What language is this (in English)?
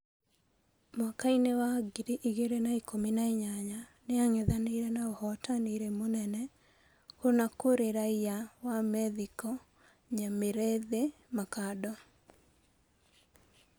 Kikuyu